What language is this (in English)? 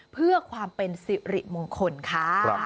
Thai